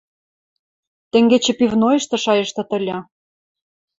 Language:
Western Mari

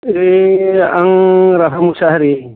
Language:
Bodo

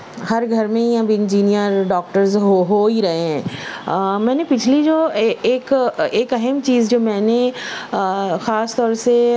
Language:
Urdu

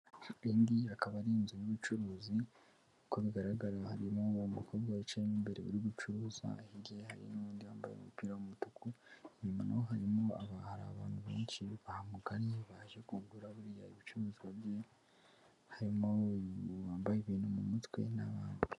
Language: Kinyarwanda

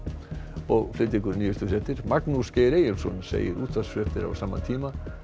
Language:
Icelandic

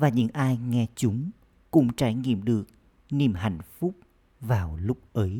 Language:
Vietnamese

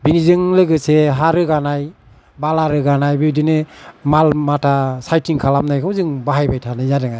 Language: Bodo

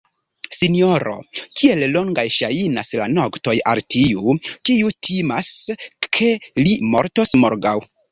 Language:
Esperanto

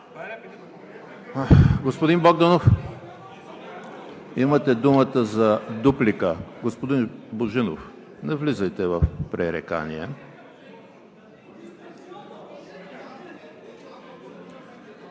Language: Bulgarian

